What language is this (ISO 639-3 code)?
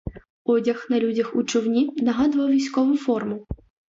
ukr